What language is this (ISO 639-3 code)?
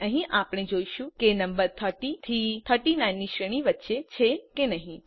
guj